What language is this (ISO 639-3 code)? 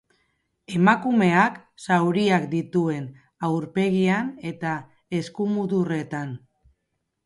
eus